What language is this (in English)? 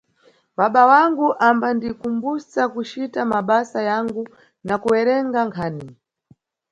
Nyungwe